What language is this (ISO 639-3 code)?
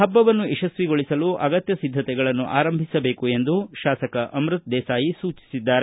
kan